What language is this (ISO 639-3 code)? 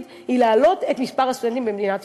heb